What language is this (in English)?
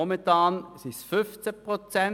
Swiss German